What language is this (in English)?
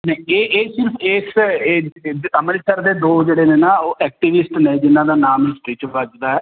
Punjabi